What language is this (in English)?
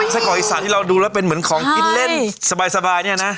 Thai